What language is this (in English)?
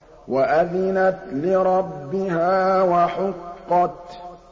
Arabic